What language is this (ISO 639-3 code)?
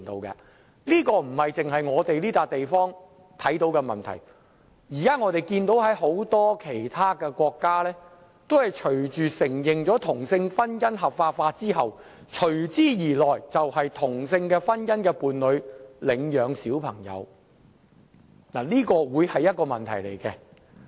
yue